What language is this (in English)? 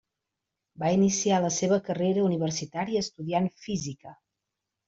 Catalan